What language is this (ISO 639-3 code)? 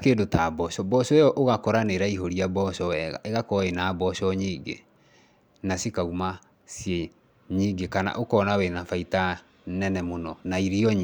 kik